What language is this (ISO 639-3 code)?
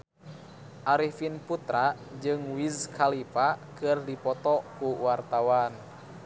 sun